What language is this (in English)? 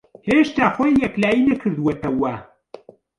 Central Kurdish